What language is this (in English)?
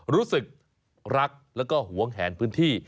Thai